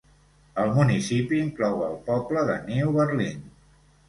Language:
Catalan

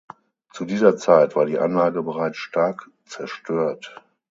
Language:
German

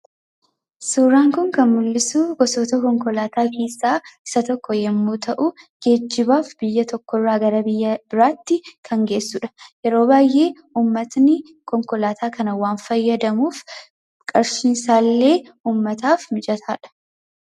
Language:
Oromo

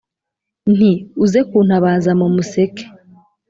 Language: Kinyarwanda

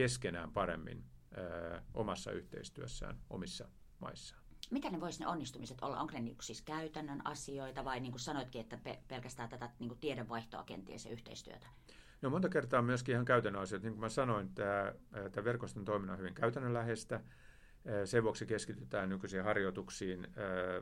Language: Finnish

